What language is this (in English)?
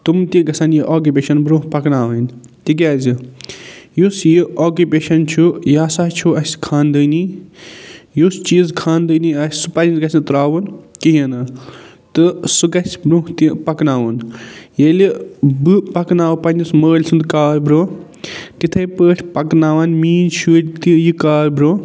Kashmiri